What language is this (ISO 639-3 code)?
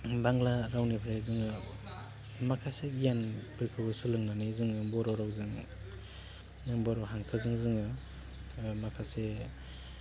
brx